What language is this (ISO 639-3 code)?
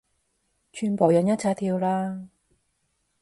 yue